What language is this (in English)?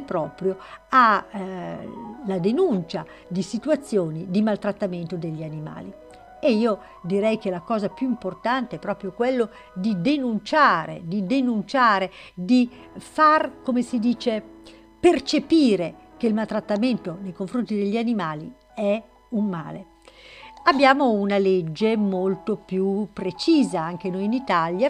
Italian